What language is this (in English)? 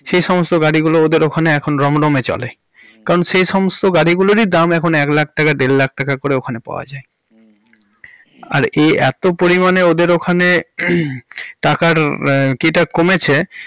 Bangla